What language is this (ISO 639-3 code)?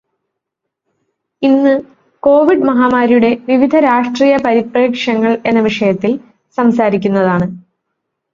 mal